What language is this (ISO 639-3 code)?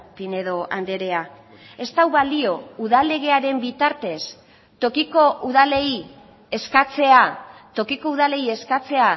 eus